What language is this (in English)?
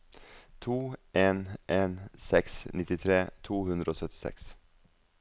Norwegian